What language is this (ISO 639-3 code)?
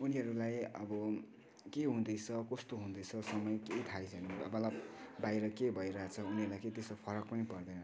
nep